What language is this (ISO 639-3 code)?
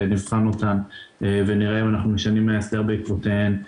heb